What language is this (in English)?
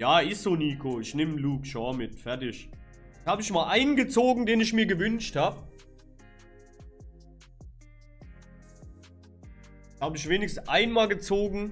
German